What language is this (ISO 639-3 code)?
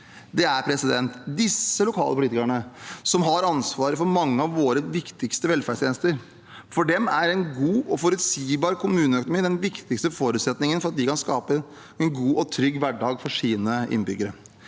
nor